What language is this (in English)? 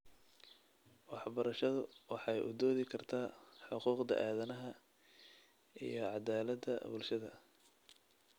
Somali